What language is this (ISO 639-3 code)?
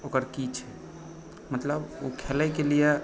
mai